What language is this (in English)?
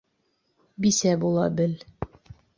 Bashkir